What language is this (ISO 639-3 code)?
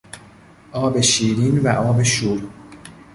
fas